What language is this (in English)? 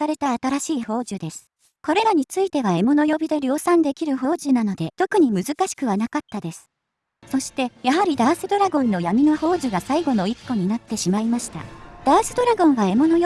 Japanese